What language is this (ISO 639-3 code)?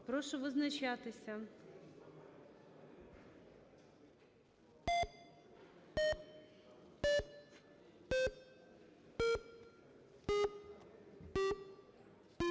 ukr